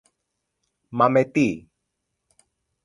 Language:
Greek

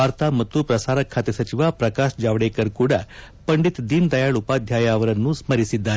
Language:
Kannada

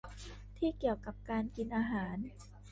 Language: Thai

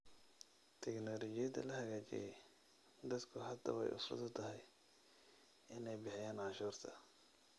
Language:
Somali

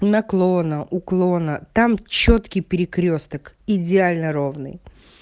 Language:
Russian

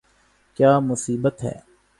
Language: Urdu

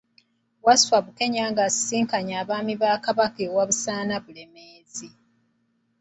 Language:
Ganda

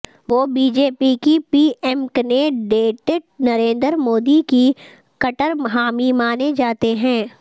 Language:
Urdu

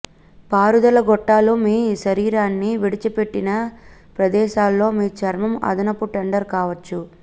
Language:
Telugu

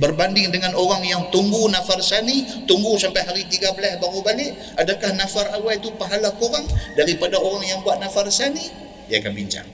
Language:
Malay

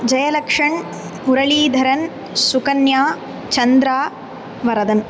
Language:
Sanskrit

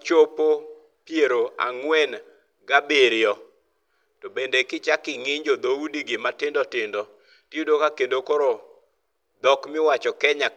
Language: Luo (Kenya and Tanzania)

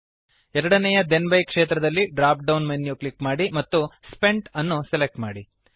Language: Kannada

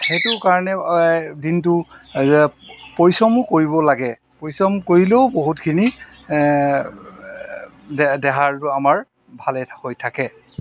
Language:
Assamese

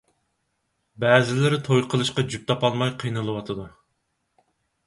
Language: Uyghur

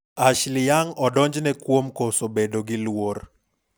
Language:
Luo (Kenya and Tanzania)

